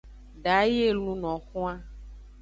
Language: Aja (Benin)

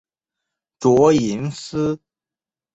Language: Chinese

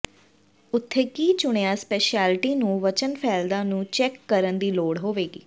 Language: Punjabi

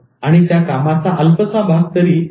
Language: Marathi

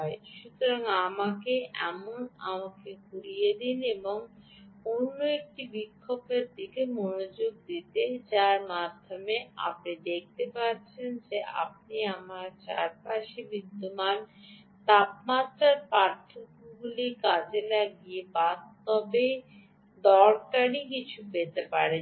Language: Bangla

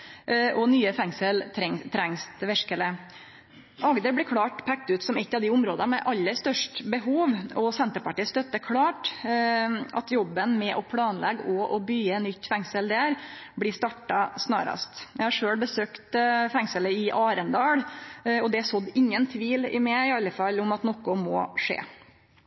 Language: Norwegian Nynorsk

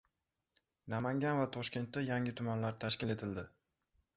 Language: Uzbek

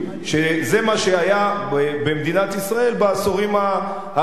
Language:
Hebrew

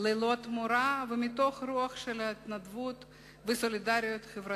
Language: Hebrew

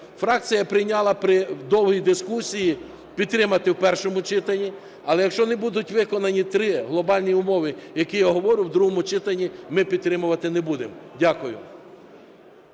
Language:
Ukrainian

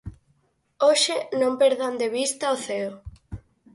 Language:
Galician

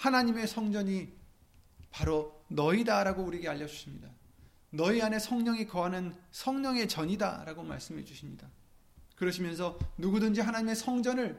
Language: Korean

